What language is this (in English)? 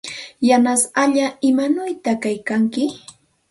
Santa Ana de Tusi Pasco Quechua